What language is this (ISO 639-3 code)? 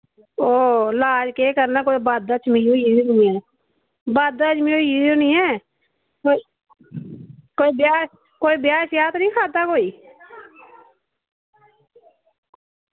doi